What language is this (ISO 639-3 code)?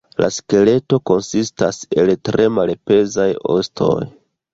epo